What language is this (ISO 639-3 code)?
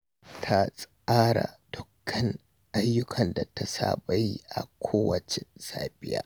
hau